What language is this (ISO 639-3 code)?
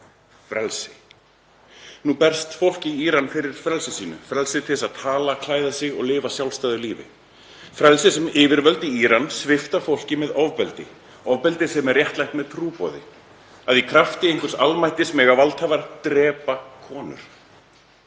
isl